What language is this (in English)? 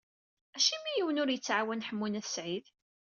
Kabyle